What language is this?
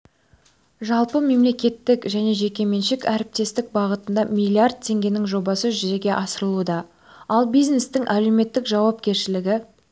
Kazakh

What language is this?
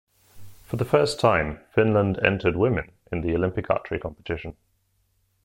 English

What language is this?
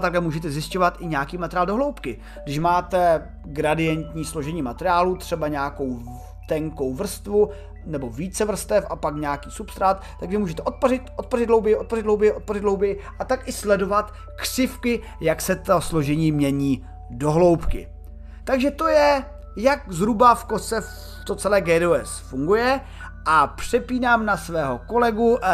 Czech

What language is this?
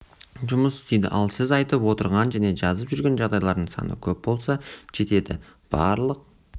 Kazakh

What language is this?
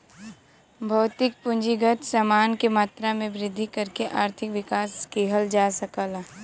Bhojpuri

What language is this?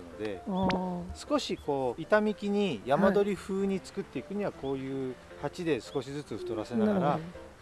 Japanese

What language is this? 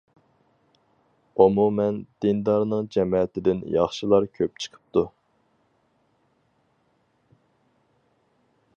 Uyghur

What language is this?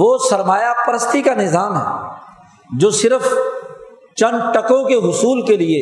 Urdu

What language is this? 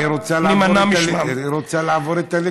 Hebrew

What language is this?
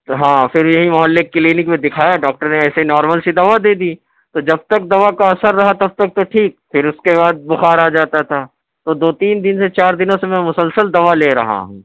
Urdu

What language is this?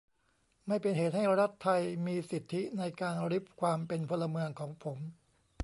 Thai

